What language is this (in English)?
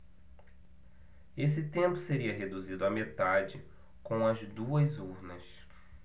Portuguese